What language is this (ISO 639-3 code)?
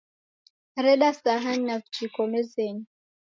dav